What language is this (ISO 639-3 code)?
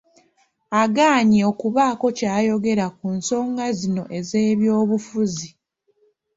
lug